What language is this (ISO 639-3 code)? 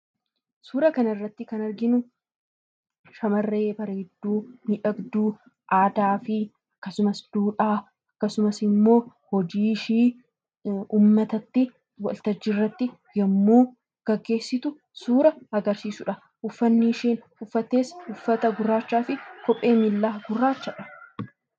orm